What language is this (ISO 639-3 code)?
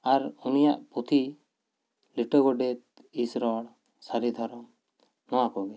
sat